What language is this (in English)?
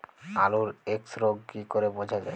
Bangla